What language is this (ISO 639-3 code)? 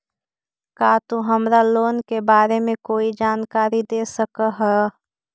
mag